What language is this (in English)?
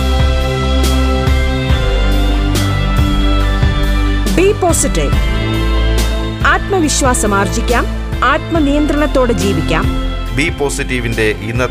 Malayalam